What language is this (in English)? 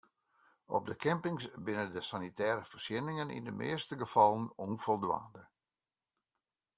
Western Frisian